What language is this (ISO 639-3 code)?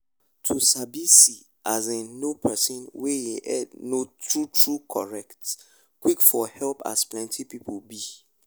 pcm